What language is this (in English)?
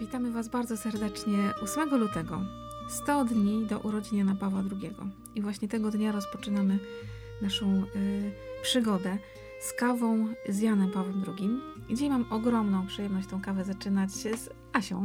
Polish